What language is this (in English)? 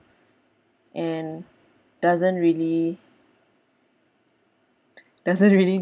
English